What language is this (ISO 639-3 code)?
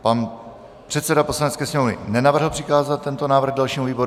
ces